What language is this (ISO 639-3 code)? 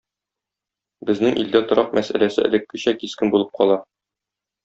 tat